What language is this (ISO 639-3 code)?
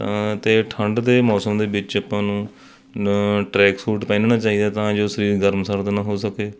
pan